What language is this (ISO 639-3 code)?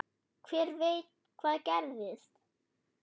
isl